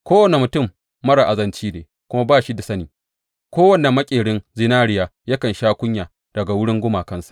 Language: Hausa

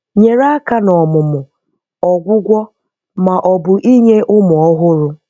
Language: Igbo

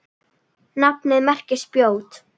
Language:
Icelandic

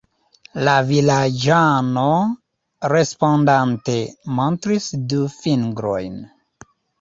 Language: Esperanto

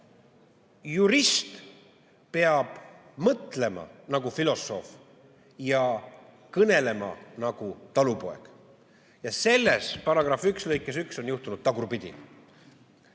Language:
Estonian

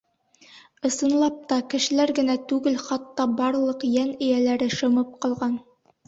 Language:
Bashkir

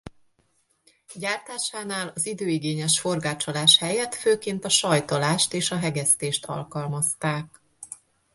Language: Hungarian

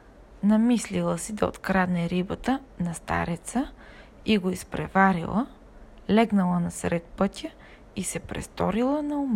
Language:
Bulgarian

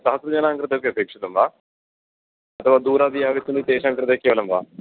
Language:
Sanskrit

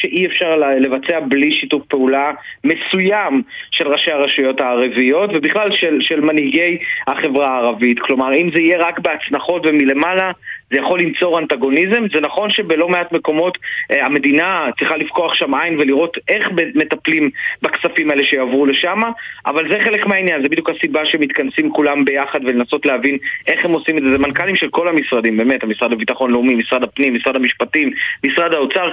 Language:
Hebrew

